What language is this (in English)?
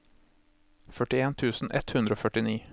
Norwegian